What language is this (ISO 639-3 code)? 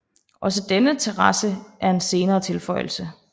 dan